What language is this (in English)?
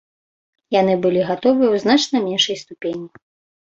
Belarusian